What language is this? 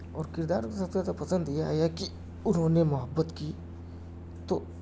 Urdu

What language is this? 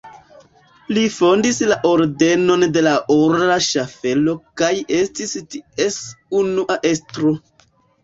Esperanto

